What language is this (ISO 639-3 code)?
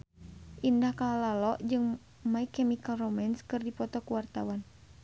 sun